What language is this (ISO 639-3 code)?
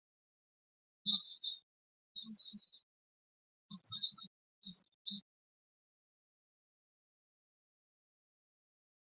zho